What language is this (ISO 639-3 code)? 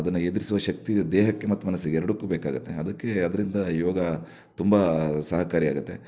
kan